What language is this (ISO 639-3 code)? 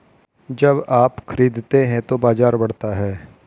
hin